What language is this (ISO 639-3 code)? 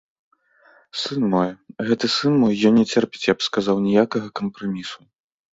bel